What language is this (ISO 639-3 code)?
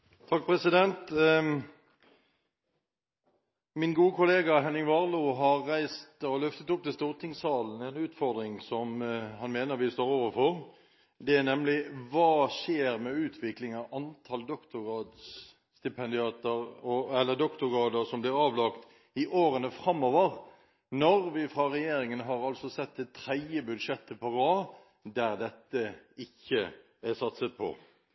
nob